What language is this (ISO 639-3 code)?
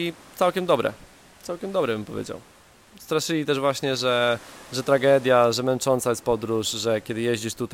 pol